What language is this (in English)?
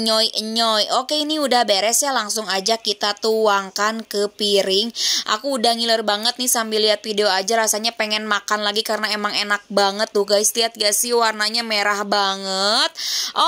Indonesian